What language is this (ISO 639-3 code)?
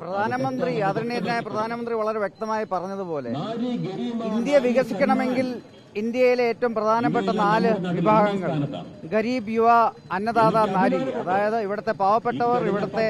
mal